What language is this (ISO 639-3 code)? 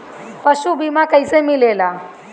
bho